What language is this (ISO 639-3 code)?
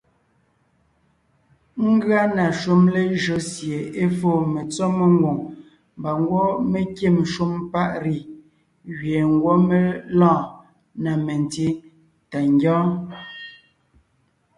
nnh